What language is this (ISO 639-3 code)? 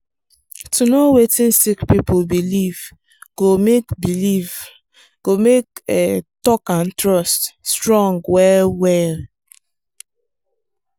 pcm